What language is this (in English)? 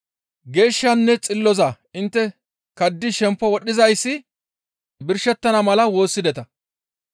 Gamo